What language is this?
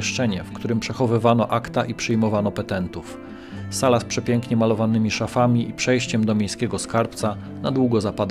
Polish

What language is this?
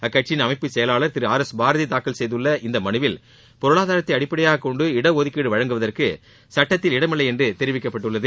Tamil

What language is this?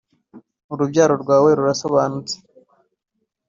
Kinyarwanda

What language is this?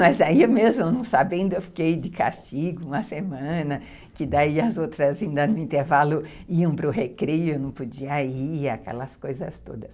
Portuguese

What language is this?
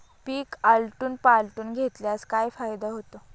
Marathi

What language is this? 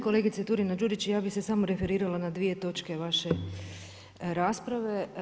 Croatian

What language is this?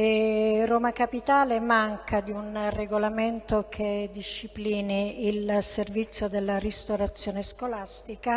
Italian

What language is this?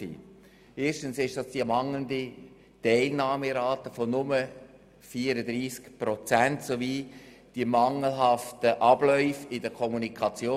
Swiss German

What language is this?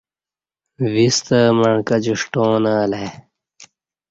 Kati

